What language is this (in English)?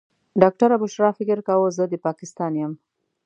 Pashto